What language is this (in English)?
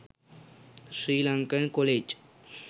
Sinhala